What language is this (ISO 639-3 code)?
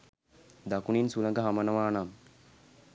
sin